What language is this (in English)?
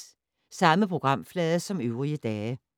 Danish